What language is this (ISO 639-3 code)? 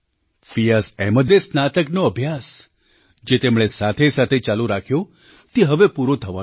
guj